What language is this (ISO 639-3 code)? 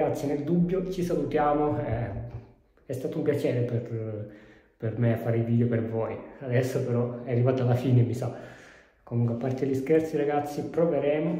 ita